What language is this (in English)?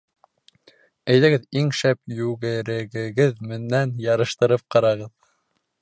Bashkir